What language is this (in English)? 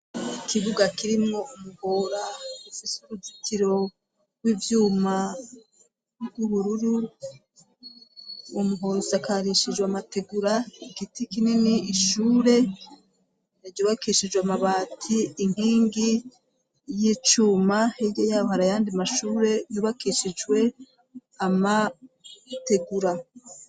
Rundi